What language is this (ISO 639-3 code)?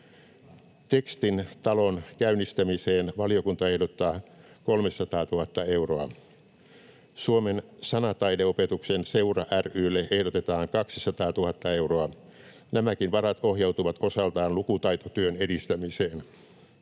fin